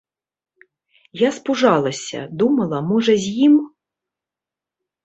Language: Belarusian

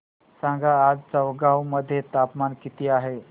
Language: Marathi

